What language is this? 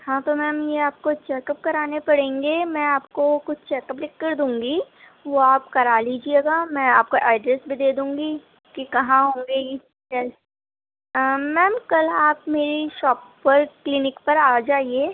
Urdu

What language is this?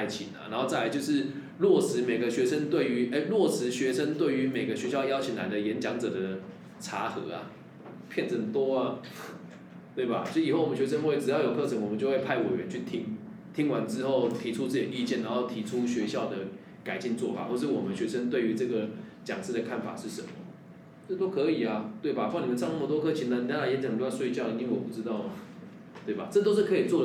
Chinese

